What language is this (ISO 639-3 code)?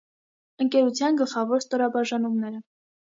hye